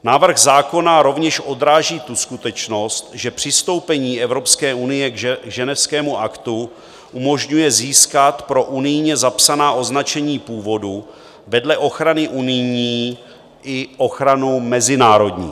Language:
Czech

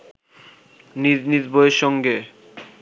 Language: Bangla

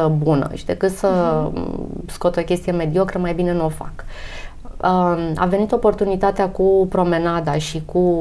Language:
Romanian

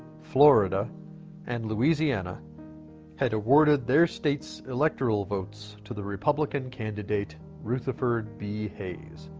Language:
English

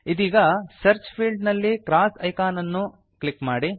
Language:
Kannada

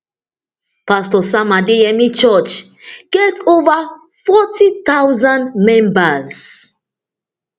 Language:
Nigerian Pidgin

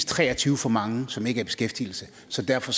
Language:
Danish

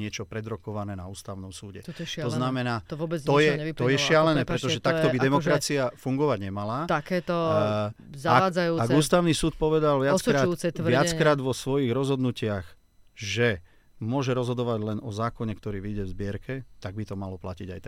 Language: Slovak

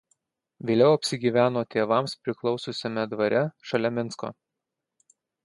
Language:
Lithuanian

